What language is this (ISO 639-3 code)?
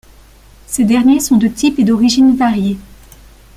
fra